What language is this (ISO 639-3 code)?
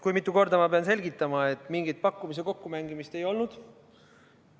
est